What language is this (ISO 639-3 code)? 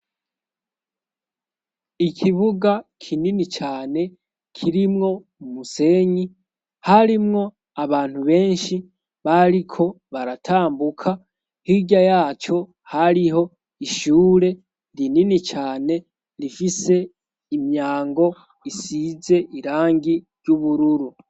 run